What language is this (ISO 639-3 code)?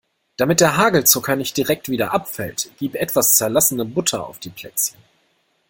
deu